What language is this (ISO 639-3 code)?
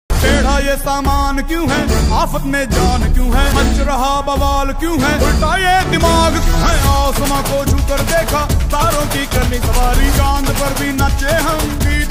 ara